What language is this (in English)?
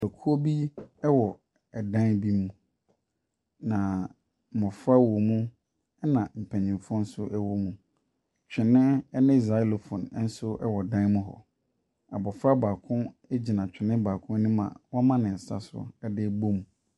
Akan